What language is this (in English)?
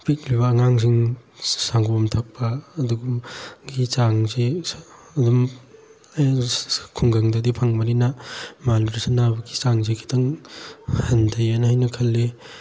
Manipuri